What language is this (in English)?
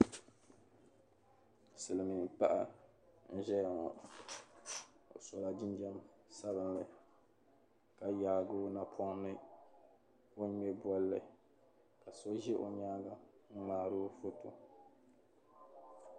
Dagbani